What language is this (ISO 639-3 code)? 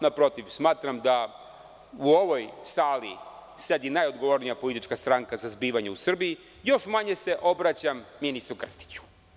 srp